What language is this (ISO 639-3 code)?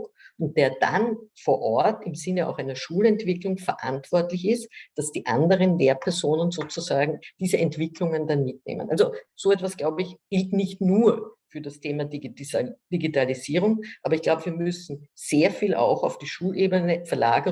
deu